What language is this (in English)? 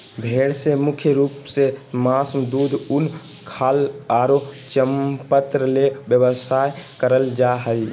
Magahi